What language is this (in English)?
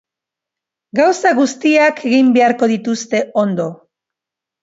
Basque